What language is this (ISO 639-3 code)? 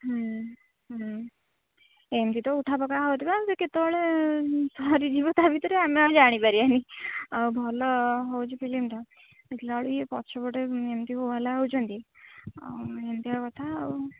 ori